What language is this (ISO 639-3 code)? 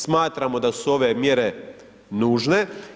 hrv